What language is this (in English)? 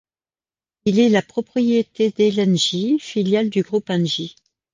French